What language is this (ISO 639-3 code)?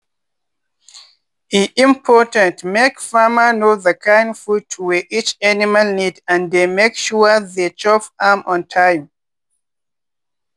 pcm